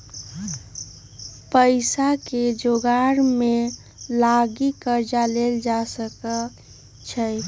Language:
Magahi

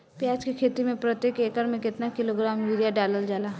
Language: Bhojpuri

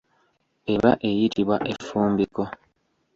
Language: Ganda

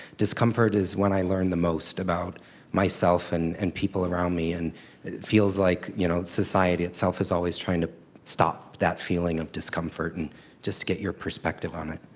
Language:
English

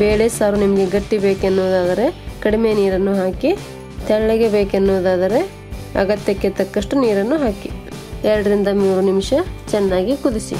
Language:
Kannada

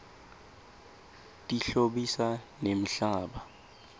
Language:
Swati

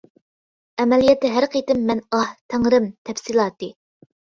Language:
Uyghur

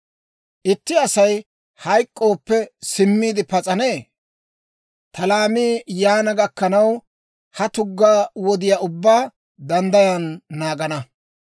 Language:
Dawro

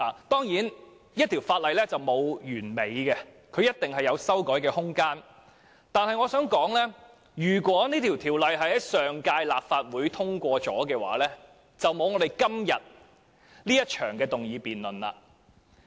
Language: Cantonese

